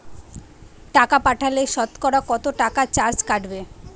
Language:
Bangla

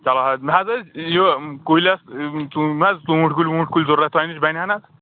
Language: Kashmiri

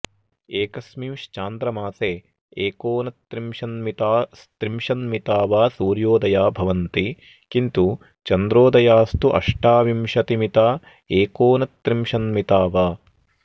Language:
Sanskrit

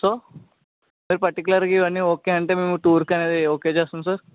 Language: Telugu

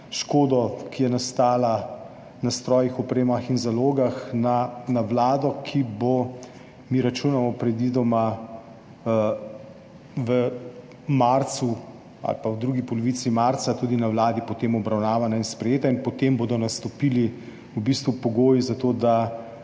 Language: Slovenian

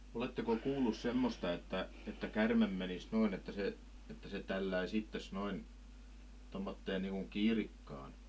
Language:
Finnish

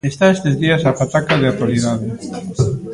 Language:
Galician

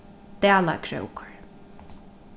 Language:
Faroese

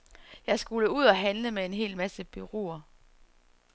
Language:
Danish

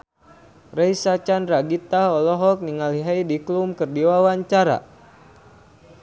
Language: Sundanese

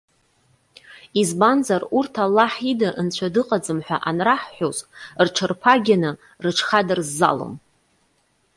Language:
Abkhazian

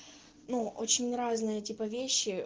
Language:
Russian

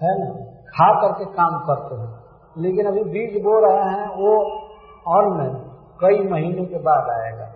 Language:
Hindi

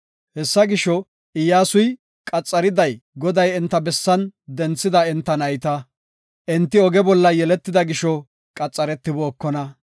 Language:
Gofa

